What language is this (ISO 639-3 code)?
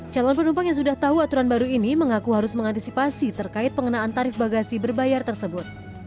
ind